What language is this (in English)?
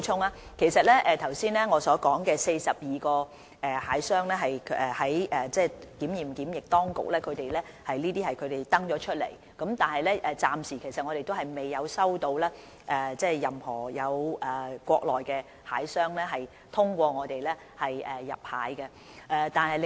Cantonese